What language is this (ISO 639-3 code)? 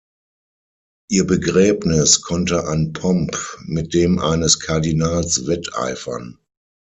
deu